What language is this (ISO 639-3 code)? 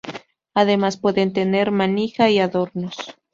spa